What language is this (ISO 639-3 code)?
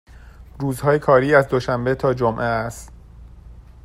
fas